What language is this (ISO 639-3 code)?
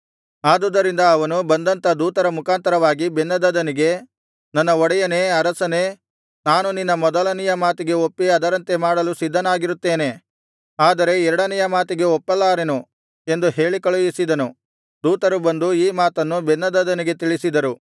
kan